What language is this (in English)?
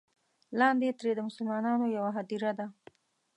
Pashto